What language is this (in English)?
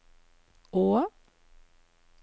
Norwegian